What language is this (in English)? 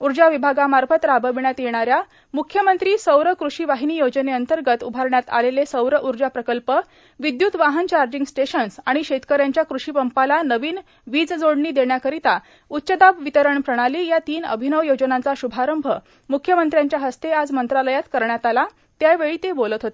Marathi